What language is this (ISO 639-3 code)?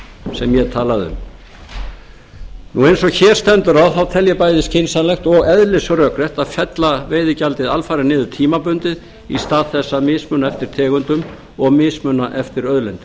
isl